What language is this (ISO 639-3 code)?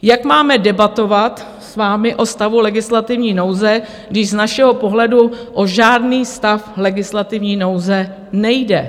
ces